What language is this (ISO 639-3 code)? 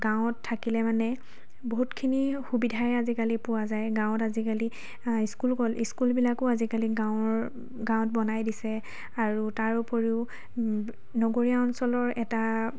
asm